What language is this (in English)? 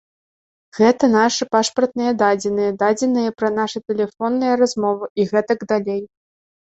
Belarusian